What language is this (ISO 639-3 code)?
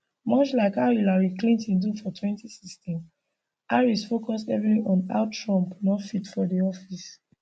pcm